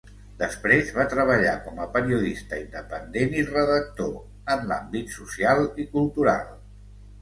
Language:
Catalan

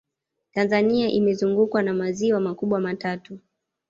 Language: Swahili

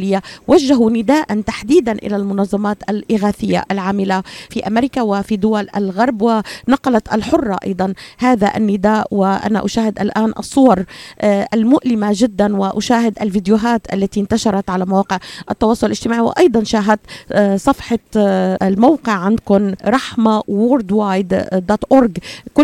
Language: Arabic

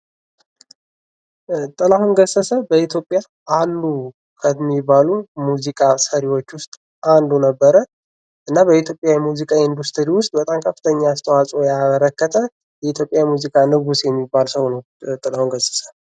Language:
Amharic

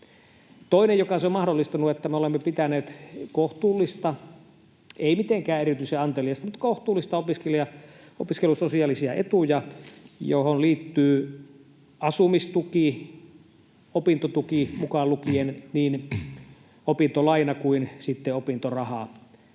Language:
Finnish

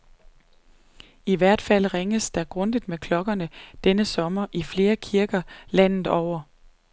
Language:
Danish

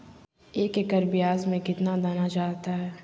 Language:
Magahi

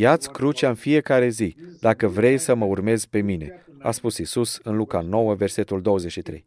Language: Romanian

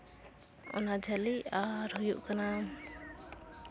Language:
Santali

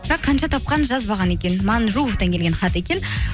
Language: Kazakh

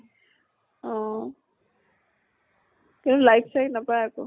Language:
Assamese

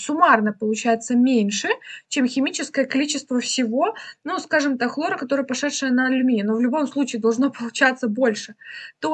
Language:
Russian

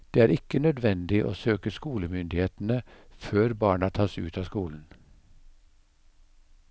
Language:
Norwegian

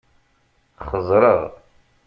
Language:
Kabyle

